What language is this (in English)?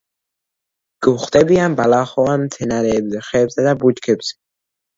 Georgian